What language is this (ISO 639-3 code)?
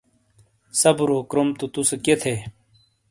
scl